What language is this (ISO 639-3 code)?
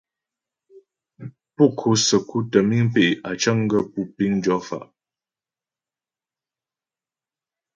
bbj